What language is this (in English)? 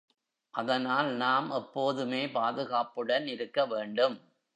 Tamil